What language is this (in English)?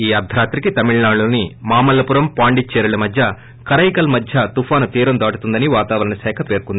Telugu